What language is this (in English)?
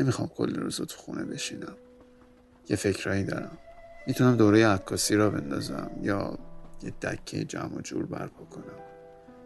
Persian